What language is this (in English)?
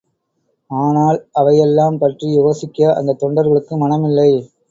Tamil